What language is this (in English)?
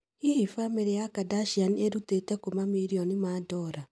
Kikuyu